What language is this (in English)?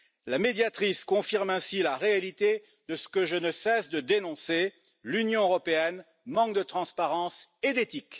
French